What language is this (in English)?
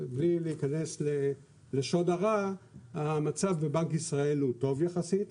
Hebrew